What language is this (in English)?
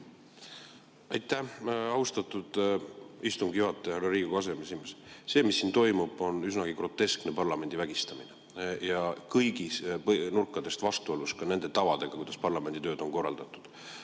Estonian